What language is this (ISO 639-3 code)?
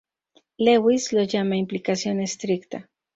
spa